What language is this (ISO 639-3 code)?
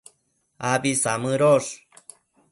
mcf